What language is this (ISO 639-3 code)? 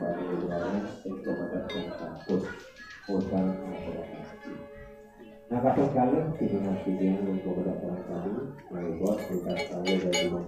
ind